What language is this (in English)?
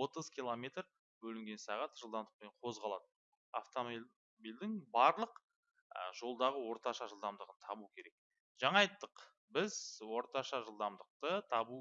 Turkish